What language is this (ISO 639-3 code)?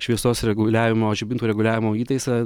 lit